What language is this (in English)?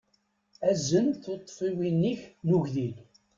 Kabyle